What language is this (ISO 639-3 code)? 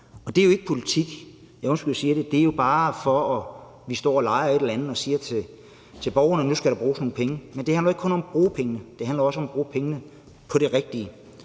dan